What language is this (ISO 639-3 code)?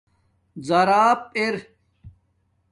dmk